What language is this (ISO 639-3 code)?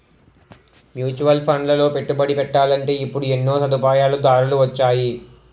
tel